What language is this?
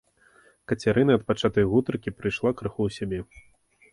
Belarusian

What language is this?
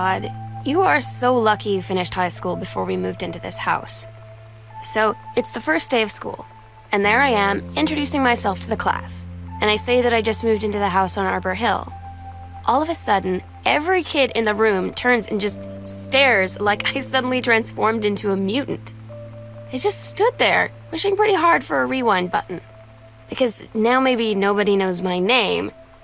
Polish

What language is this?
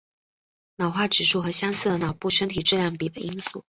Chinese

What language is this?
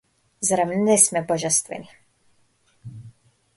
Macedonian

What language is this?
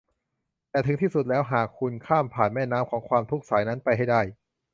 Thai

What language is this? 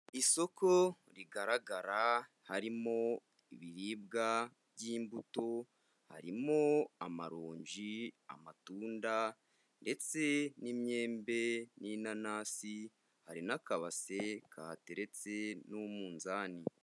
Kinyarwanda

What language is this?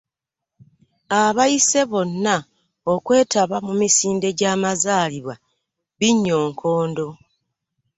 Ganda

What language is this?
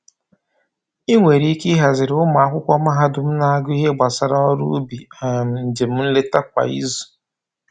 Igbo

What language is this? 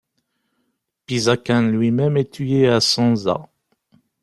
French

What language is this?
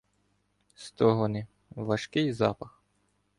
Ukrainian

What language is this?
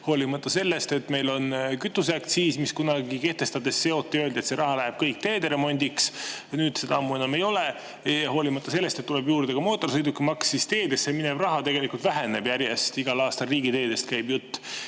Estonian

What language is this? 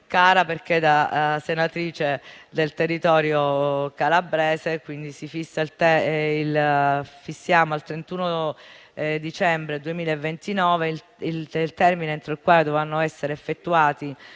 Italian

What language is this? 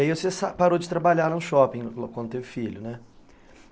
Portuguese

